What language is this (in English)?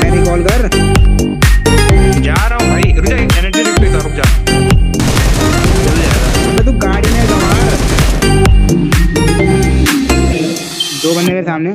Vietnamese